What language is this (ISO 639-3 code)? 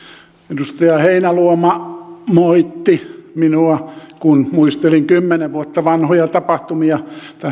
fin